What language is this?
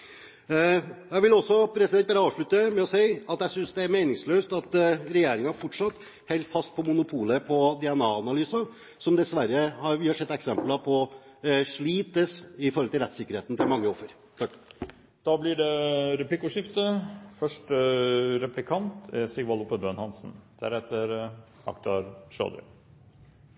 Norwegian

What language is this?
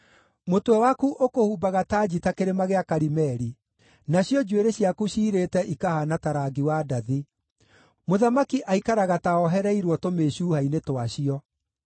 Kikuyu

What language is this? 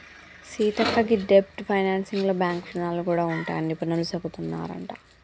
Telugu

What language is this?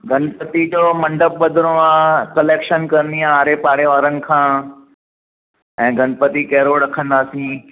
Sindhi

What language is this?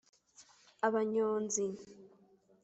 Kinyarwanda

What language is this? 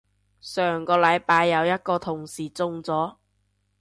Cantonese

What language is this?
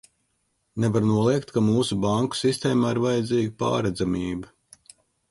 Latvian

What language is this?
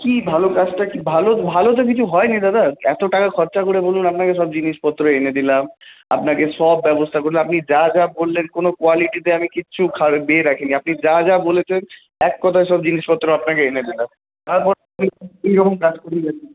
Bangla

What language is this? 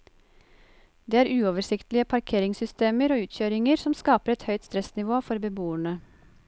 Norwegian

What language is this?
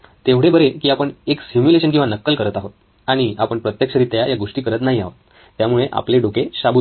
Marathi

